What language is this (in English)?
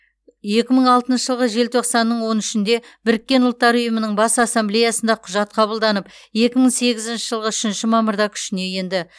Kazakh